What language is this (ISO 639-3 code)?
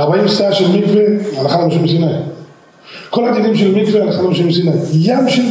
heb